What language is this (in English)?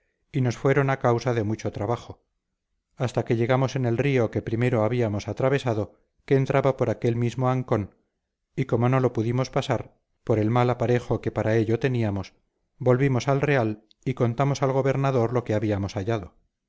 Spanish